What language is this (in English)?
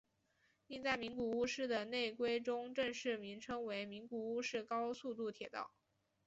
Chinese